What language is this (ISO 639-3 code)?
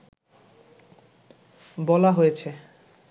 ben